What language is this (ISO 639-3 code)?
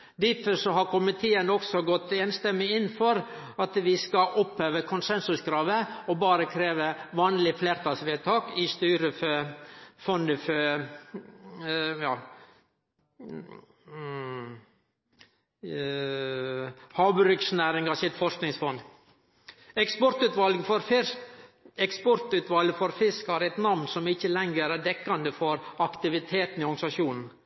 nno